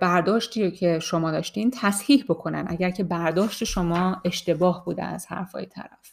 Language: Persian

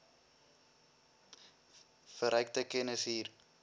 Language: Afrikaans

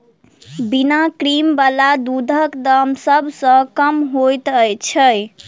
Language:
Maithili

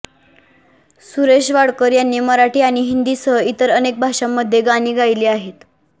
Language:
Marathi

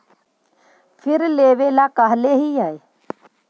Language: Magahi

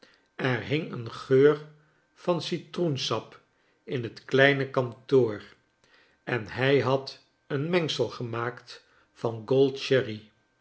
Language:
Dutch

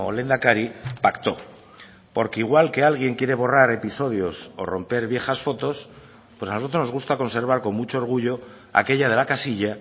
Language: Spanish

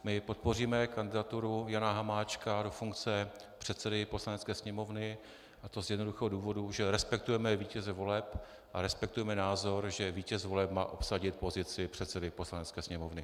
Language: Czech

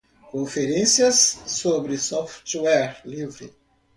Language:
Portuguese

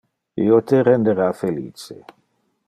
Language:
Interlingua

